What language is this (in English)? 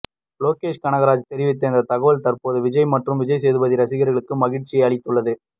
Tamil